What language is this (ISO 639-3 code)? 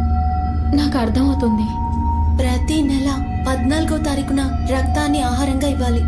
tel